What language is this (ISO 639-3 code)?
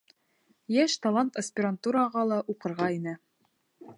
bak